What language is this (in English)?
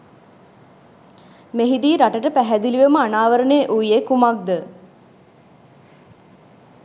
Sinhala